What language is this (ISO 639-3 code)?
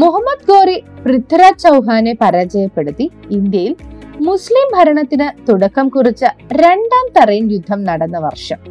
mal